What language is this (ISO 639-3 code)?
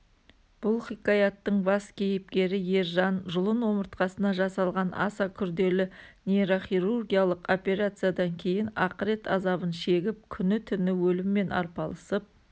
kaz